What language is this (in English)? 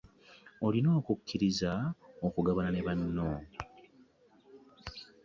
Ganda